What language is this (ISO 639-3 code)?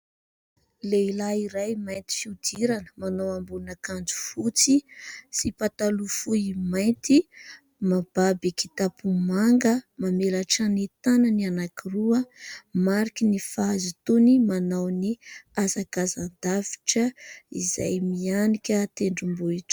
mlg